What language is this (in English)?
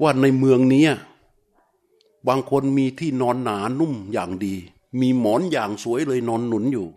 Thai